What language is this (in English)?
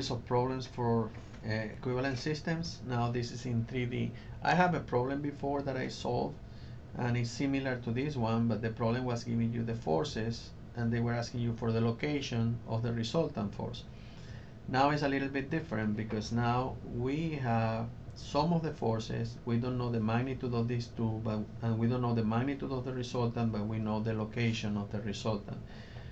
English